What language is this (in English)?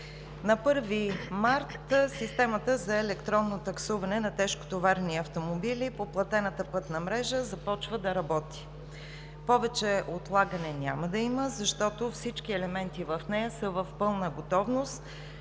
Bulgarian